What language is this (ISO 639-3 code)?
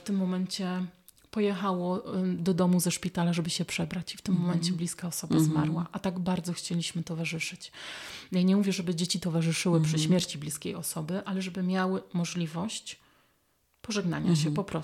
pol